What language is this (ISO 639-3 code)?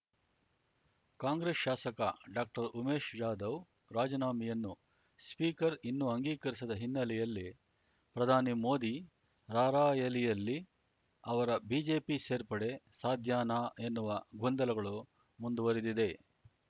kan